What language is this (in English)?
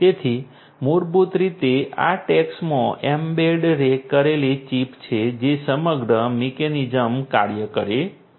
Gujarati